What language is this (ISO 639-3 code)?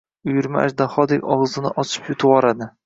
uzb